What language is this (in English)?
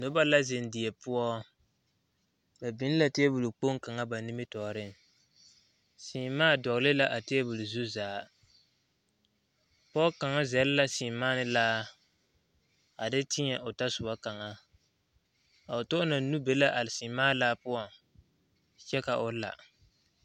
Southern Dagaare